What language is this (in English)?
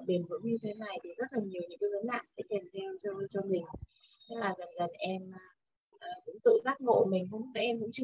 Vietnamese